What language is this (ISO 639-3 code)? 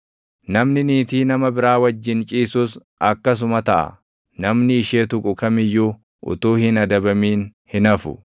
orm